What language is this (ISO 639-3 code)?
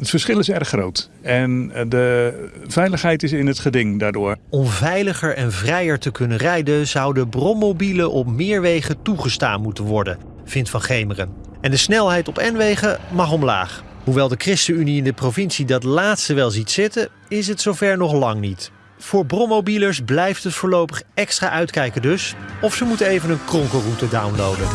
nld